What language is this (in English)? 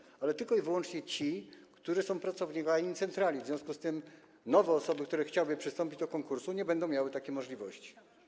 Polish